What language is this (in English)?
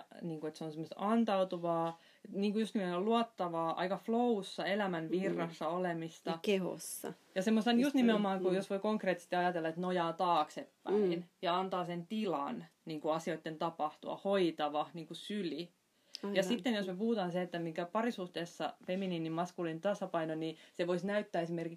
Finnish